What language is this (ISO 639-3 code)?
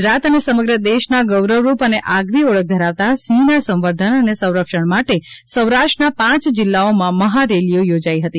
guj